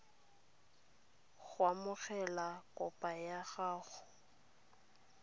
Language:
Tswana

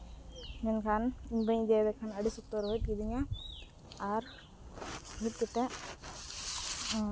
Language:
Santali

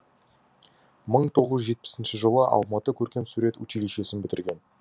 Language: Kazakh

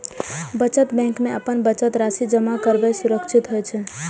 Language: Maithili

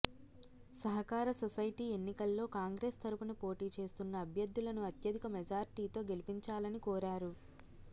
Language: Telugu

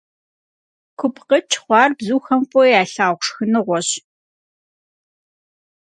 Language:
Kabardian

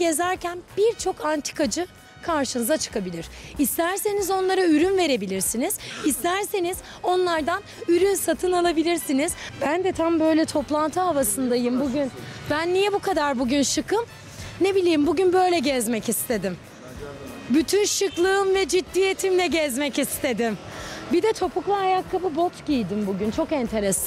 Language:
Turkish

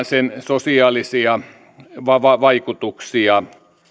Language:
Finnish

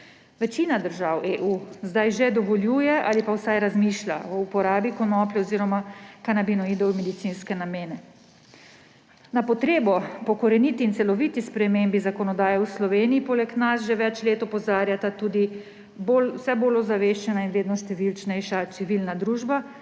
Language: Slovenian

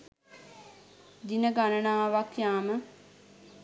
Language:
Sinhala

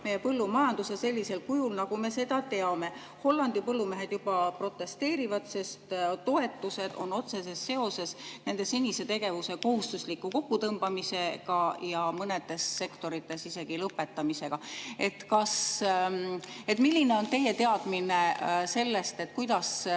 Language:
Estonian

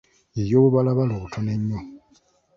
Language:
Ganda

